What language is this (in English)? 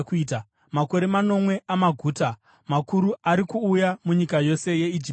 Shona